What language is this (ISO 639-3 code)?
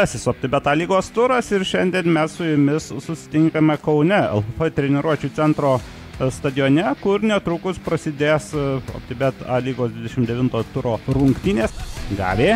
lit